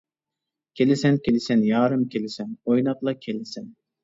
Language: Uyghur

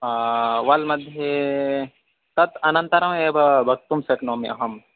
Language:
Sanskrit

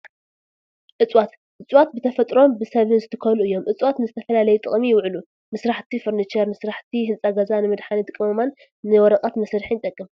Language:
Tigrinya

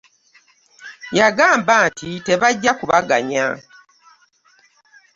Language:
Ganda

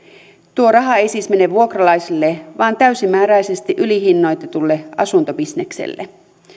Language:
Finnish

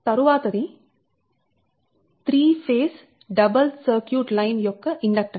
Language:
Telugu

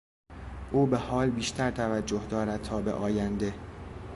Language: Persian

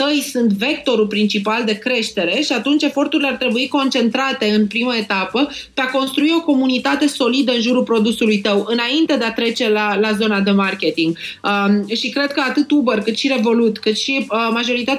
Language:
Romanian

